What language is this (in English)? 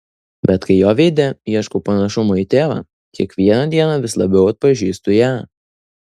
Lithuanian